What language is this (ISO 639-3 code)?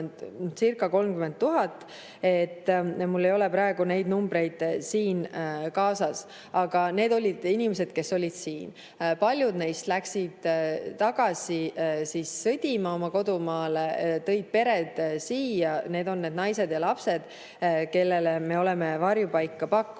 est